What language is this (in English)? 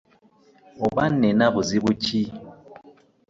Ganda